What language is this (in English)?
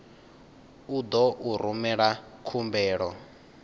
Venda